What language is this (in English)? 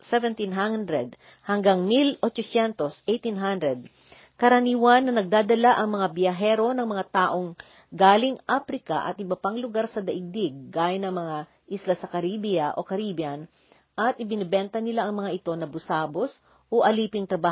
Filipino